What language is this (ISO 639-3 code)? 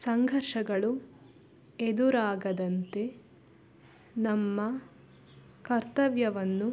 kan